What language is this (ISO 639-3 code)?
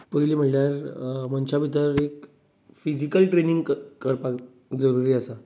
kok